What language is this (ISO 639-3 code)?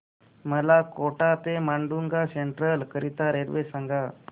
mar